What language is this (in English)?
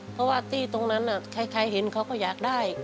Thai